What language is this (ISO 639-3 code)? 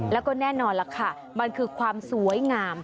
tha